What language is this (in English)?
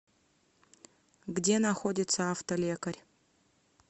Russian